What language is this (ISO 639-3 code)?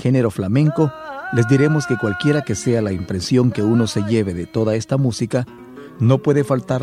spa